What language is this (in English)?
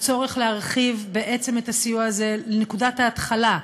Hebrew